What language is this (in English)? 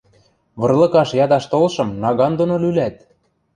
Western Mari